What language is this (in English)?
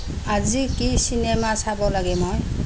Assamese